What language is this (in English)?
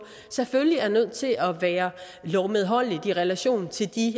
Danish